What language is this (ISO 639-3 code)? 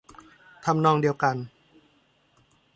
tha